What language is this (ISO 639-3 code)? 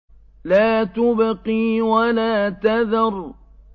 ara